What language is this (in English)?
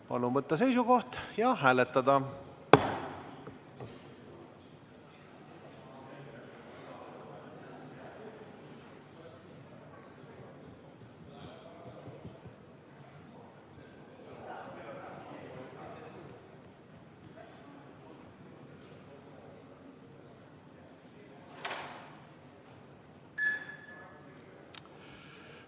Estonian